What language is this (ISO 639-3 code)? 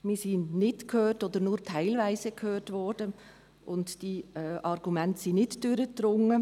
gsw